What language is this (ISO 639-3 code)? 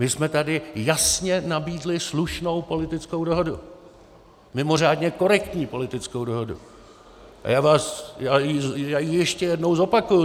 ces